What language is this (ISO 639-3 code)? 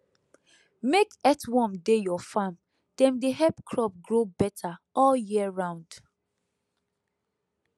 pcm